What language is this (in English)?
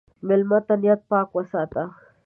Pashto